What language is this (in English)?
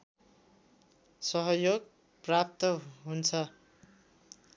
Nepali